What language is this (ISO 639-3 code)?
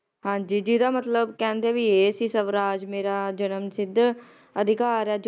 pan